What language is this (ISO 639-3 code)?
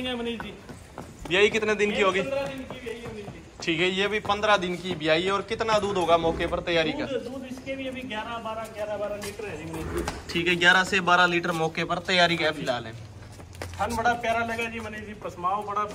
hin